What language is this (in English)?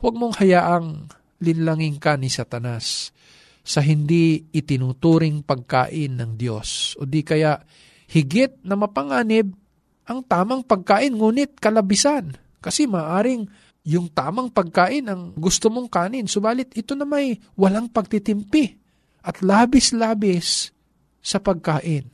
Filipino